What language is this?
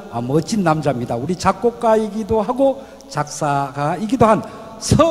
Korean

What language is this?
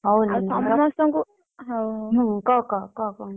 Odia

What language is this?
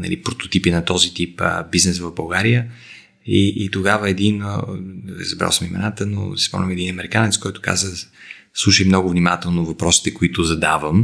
Bulgarian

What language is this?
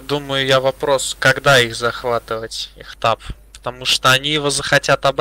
Russian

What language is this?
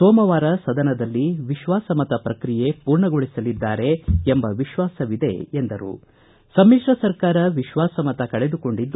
Kannada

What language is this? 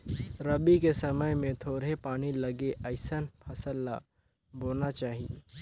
Chhattisgarhi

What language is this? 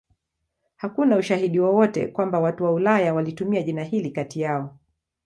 Swahili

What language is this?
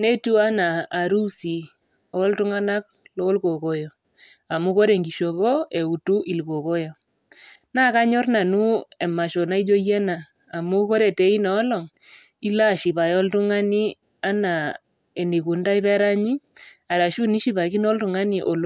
Masai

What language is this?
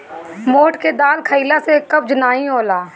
Bhojpuri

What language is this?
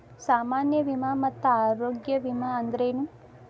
Kannada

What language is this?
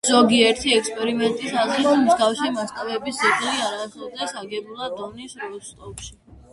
Georgian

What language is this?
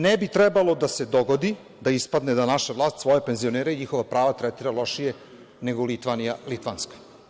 Serbian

